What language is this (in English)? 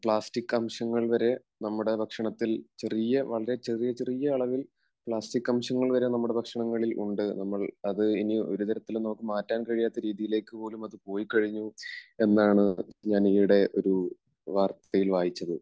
Malayalam